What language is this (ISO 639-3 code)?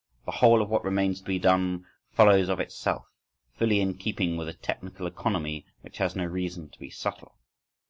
eng